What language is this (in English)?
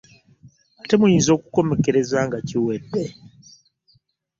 Ganda